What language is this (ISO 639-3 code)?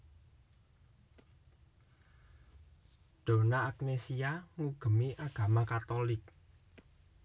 jav